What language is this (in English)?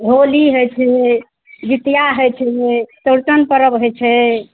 Maithili